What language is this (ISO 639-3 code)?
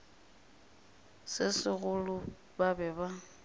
nso